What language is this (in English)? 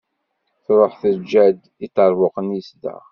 Kabyle